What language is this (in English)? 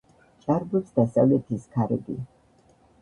Georgian